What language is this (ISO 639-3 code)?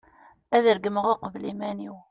kab